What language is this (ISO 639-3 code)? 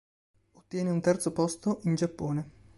ita